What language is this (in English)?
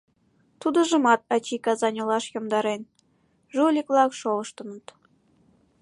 Mari